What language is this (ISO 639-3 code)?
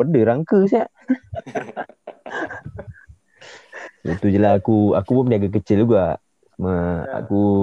msa